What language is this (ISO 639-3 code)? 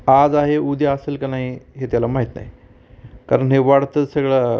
mar